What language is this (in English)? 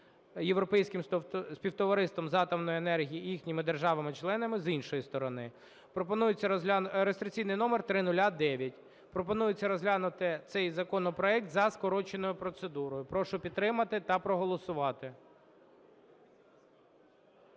Ukrainian